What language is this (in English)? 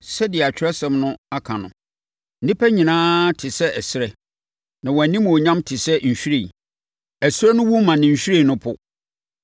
Akan